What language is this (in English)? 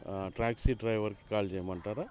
Telugu